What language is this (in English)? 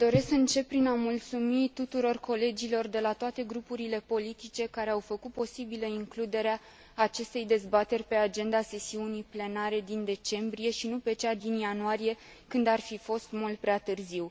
Romanian